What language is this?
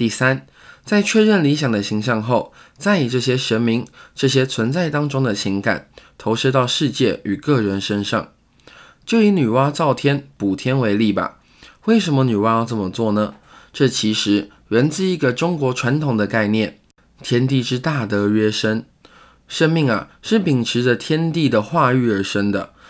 Chinese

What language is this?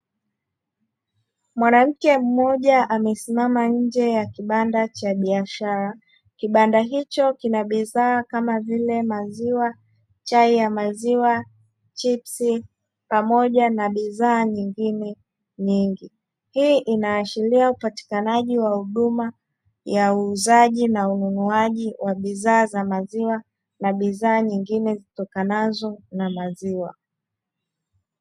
Swahili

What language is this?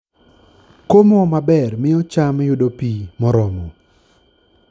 Luo (Kenya and Tanzania)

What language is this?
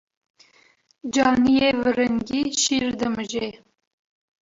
Kurdish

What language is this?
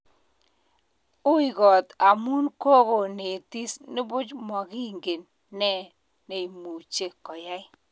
Kalenjin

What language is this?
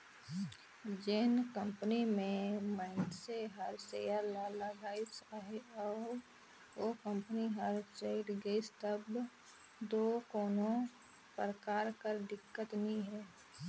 Chhattisgarhi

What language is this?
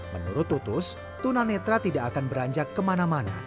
Indonesian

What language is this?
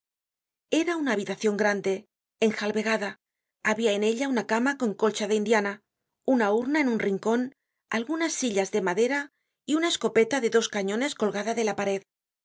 Spanish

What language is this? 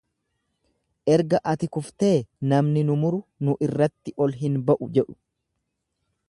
Oromo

